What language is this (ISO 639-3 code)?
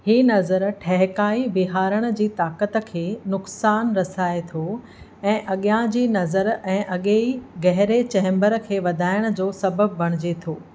snd